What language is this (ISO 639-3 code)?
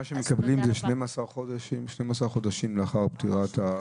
heb